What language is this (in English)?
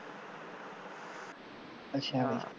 Punjabi